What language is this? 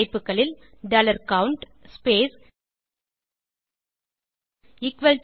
Tamil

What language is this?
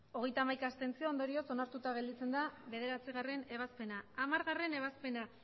Basque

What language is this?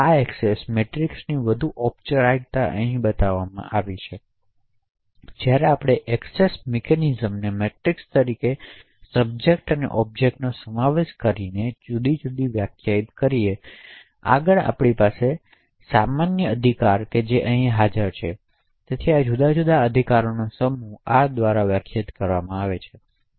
Gujarati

